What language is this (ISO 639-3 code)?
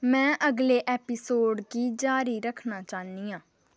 doi